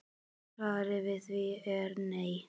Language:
Icelandic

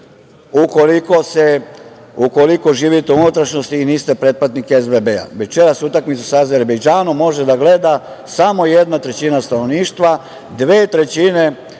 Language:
Serbian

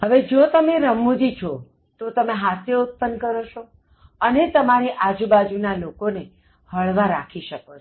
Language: Gujarati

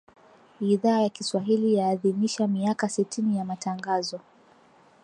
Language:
Swahili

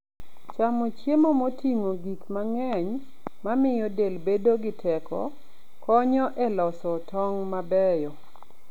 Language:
Luo (Kenya and Tanzania)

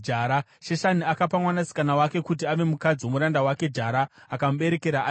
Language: Shona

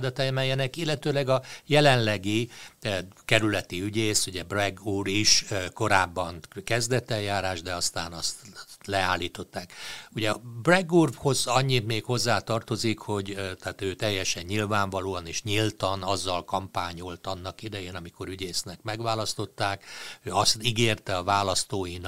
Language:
Hungarian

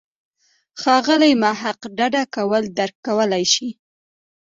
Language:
Pashto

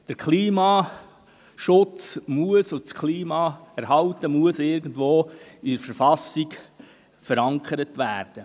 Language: Swiss German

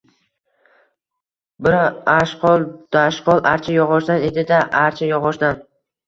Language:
Uzbek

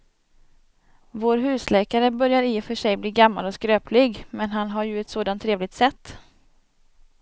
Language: Swedish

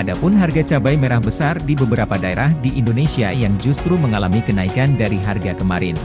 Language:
Indonesian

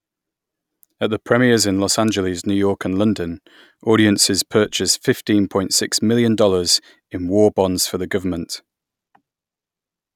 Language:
English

